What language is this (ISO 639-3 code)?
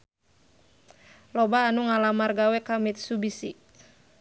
sun